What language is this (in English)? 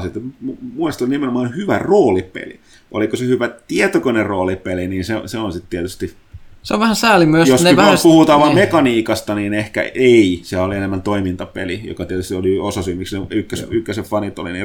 Finnish